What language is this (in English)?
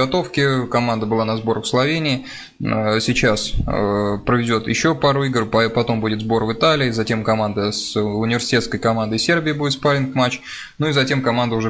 Russian